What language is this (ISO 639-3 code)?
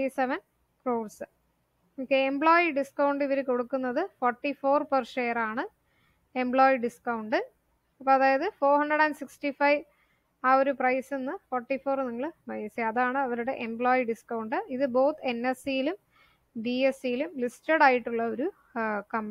mal